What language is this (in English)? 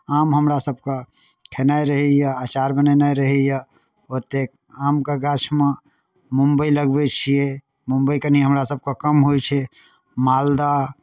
Maithili